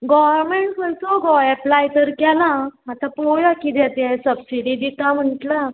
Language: Konkani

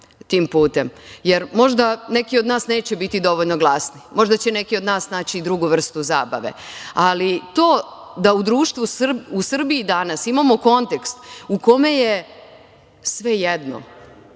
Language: Serbian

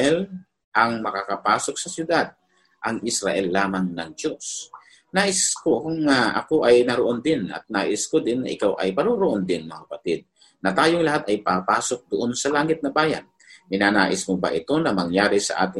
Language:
Filipino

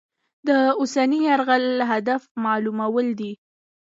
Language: Pashto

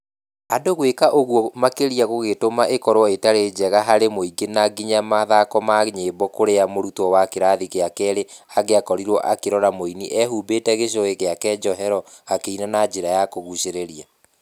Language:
Kikuyu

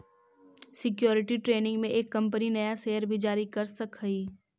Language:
Magahi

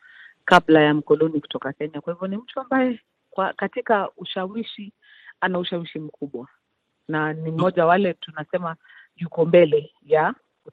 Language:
Swahili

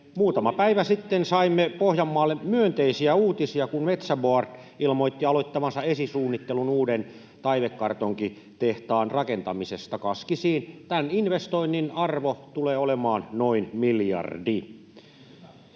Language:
Finnish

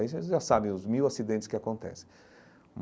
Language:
Portuguese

